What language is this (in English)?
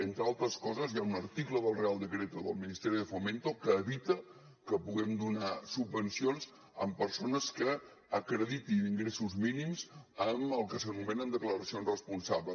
Catalan